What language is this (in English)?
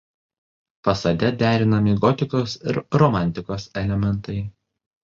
Lithuanian